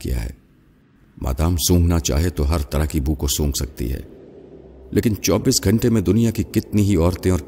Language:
Urdu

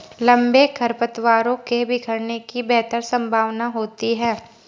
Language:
Hindi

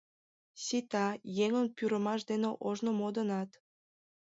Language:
Mari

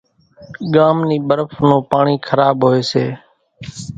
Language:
Kachi Koli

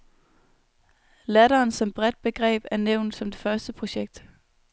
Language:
Danish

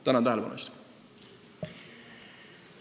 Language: Estonian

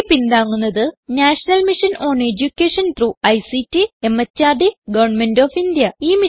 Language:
Malayalam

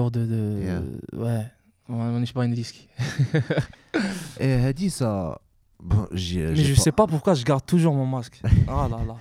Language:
French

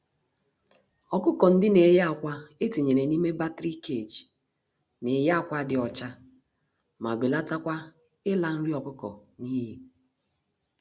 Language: Igbo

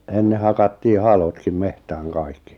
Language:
Finnish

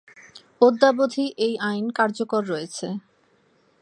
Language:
Bangla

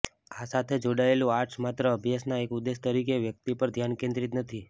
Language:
Gujarati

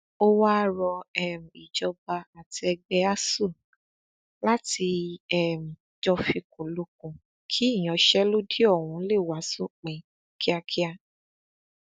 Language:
Yoruba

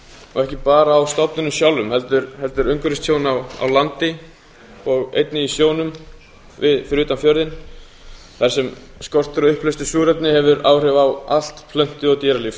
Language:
Icelandic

